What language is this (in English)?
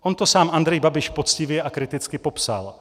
Czech